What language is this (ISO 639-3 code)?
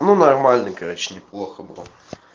rus